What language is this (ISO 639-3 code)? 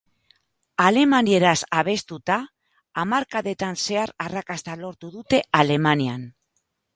eus